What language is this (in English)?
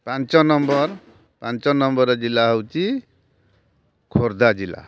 Odia